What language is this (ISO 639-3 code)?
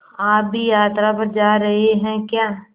hin